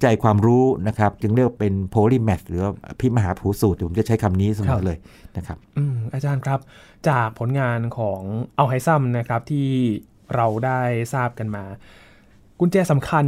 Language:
Thai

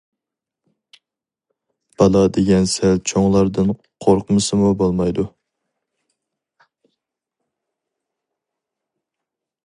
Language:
Uyghur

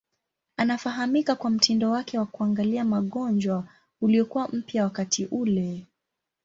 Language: Swahili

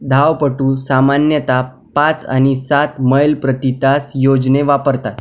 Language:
Marathi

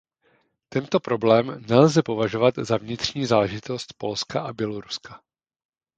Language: Czech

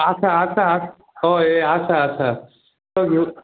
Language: Konkani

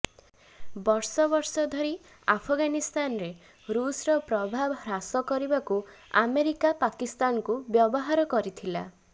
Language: Odia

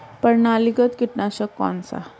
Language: Hindi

